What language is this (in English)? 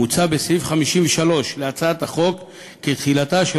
Hebrew